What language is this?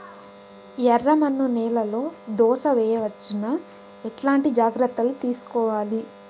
Telugu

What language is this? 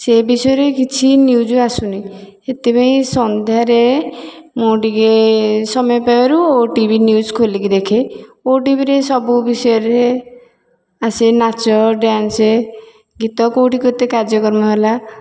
Odia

